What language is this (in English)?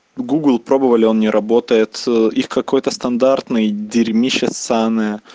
Russian